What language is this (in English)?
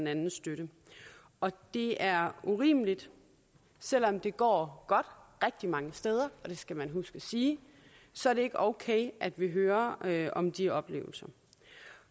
Danish